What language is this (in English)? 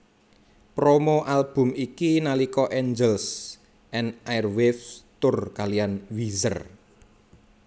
Javanese